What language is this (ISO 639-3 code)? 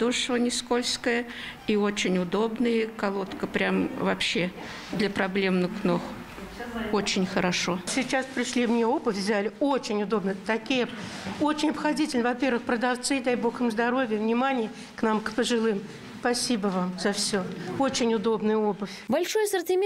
rus